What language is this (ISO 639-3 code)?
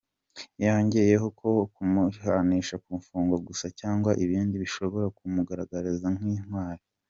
kin